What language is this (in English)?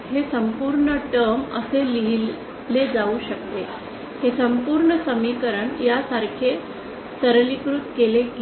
Marathi